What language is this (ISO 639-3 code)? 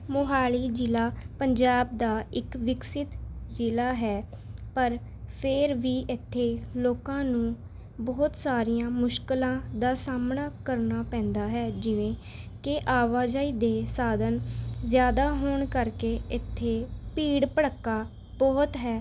pan